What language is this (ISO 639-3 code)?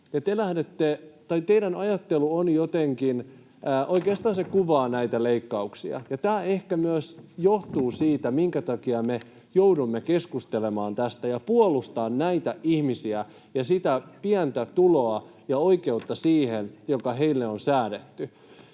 fin